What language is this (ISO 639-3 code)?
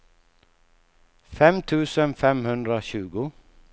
swe